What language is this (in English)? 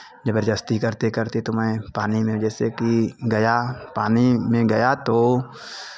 Hindi